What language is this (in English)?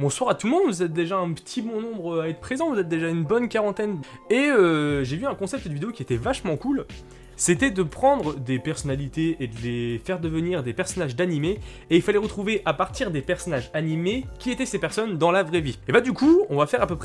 French